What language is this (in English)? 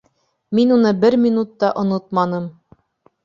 Bashkir